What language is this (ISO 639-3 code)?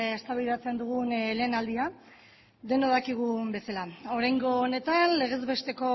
eus